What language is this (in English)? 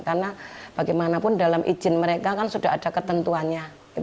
Indonesian